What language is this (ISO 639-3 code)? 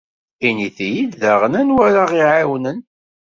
kab